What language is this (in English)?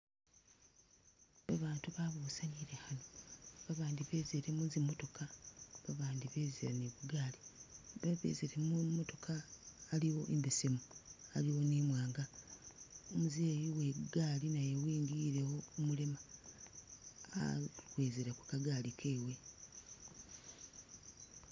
Masaaba